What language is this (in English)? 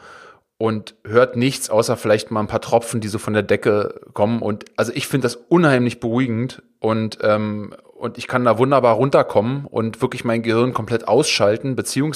German